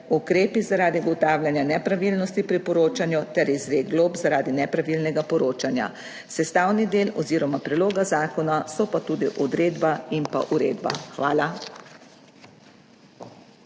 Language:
Slovenian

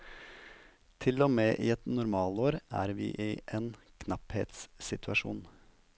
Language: Norwegian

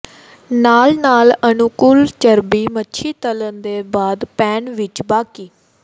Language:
Punjabi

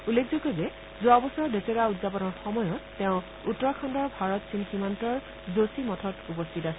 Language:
Assamese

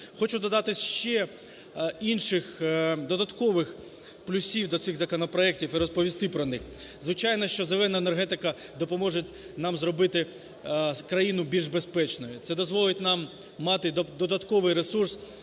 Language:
Ukrainian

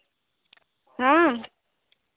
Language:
Santali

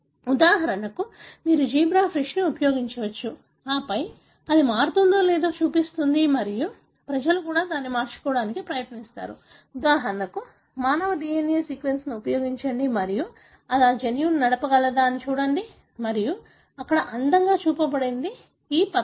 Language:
Telugu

